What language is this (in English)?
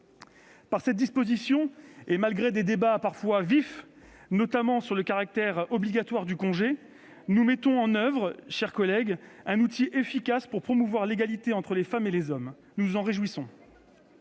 French